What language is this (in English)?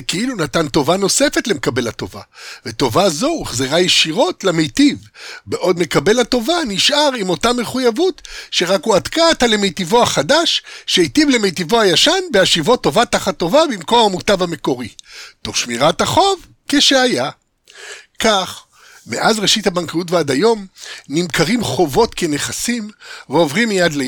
Hebrew